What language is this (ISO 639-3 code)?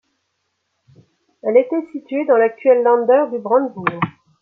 fra